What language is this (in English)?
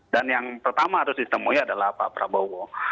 Indonesian